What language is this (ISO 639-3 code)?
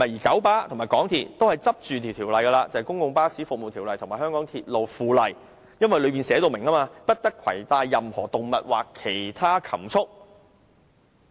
yue